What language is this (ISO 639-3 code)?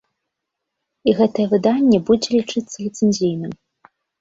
bel